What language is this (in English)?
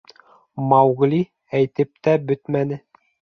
Bashkir